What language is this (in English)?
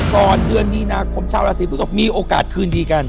Thai